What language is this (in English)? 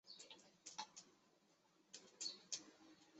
Chinese